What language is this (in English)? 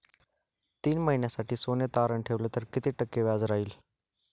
Marathi